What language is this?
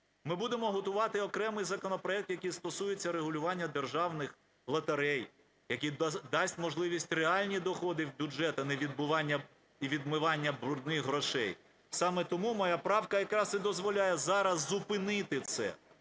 Ukrainian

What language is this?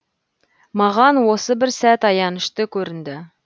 Kazakh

